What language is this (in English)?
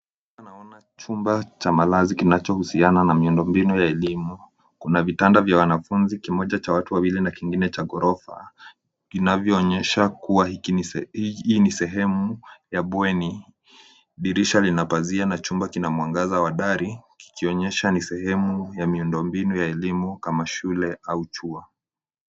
Swahili